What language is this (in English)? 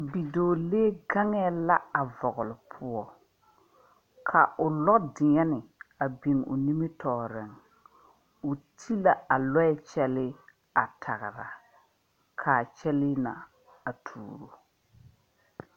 Southern Dagaare